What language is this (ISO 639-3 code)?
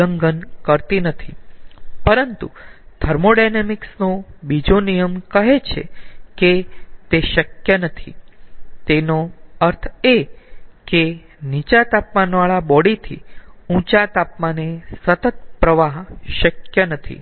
guj